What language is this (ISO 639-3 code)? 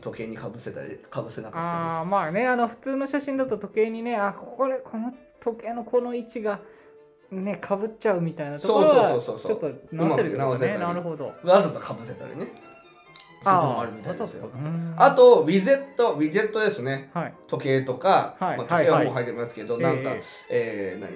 jpn